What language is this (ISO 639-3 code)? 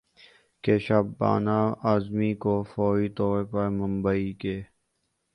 urd